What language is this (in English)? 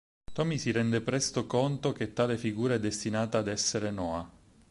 Italian